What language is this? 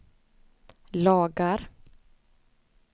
Swedish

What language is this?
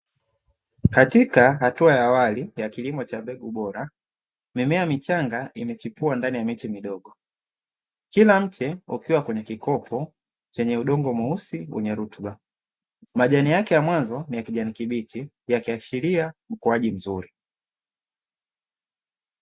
Swahili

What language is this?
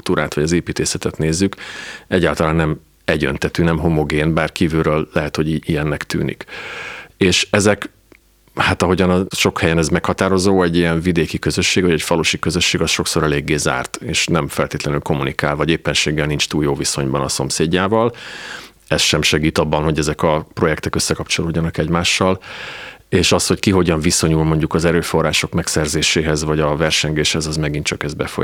Hungarian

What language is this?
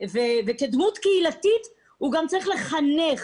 Hebrew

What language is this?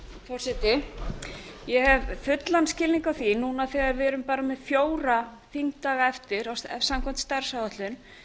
Icelandic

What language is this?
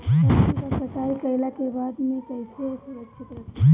Bhojpuri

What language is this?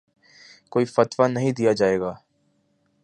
Urdu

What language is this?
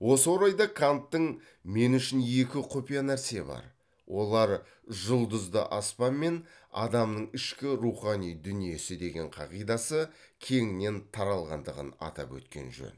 Kazakh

